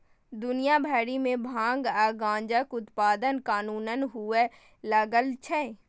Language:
Maithili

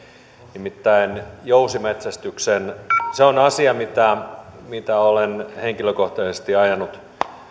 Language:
Finnish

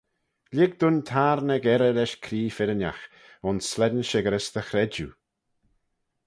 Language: Manx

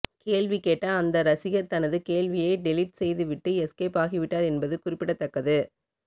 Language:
Tamil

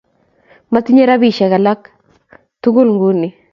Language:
Kalenjin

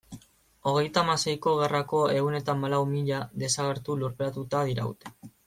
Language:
Basque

